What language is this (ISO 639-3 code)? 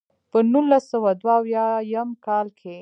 pus